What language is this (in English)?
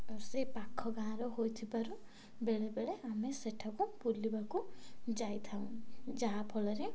Odia